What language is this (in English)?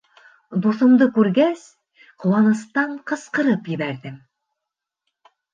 Bashkir